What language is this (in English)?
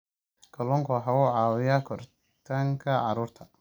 Somali